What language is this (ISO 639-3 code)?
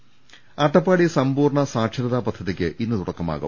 mal